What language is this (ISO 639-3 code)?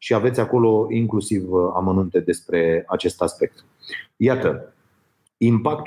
ron